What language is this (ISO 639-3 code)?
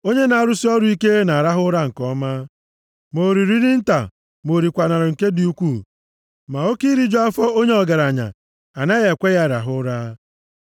ibo